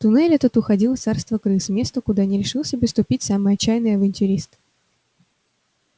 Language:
Russian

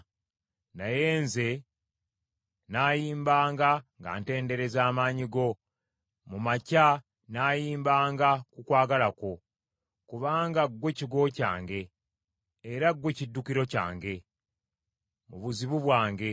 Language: Ganda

